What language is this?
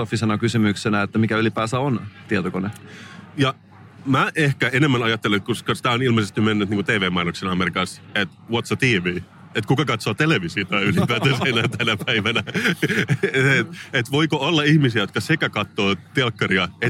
Finnish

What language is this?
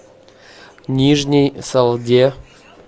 Russian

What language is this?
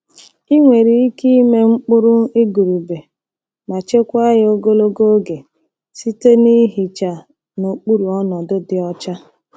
Igbo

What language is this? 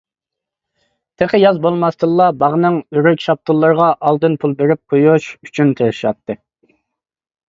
Uyghur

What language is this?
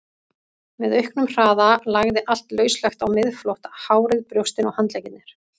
Icelandic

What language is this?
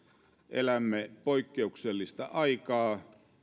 Finnish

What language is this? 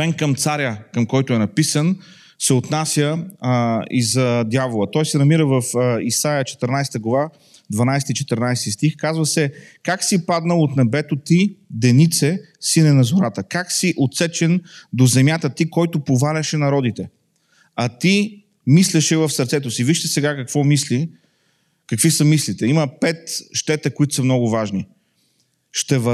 Bulgarian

